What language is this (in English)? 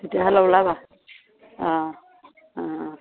Assamese